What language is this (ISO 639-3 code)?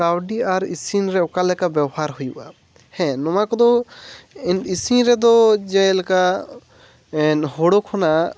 sat